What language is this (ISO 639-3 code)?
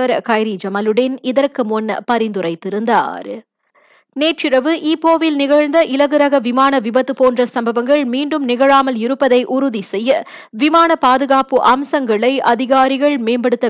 tam